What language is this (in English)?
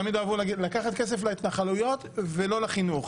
Hebrew